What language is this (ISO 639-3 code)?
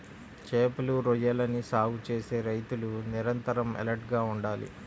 tel